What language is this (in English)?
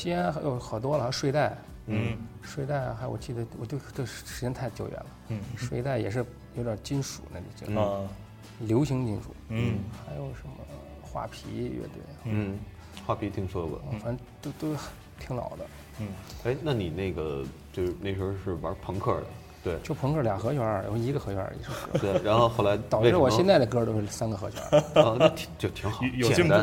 Chinese